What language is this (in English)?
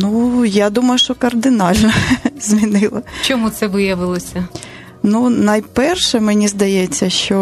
Ukrainian